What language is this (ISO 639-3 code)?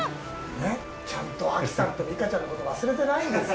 jpn